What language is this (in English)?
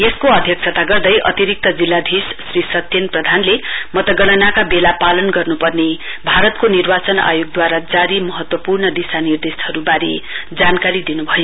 Nepali